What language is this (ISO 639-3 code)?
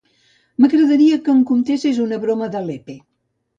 cat